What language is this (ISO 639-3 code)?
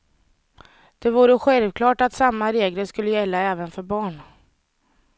swe